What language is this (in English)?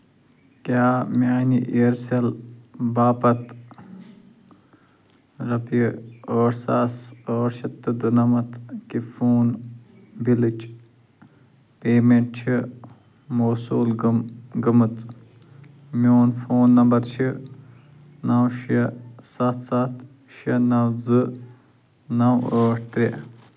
Kashmiri